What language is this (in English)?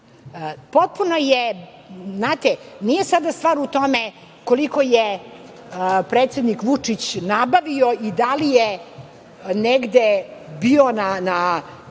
Serbian